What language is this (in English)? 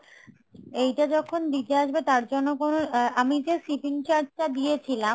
Bangla